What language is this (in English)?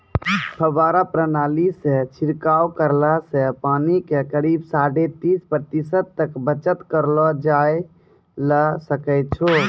Maithili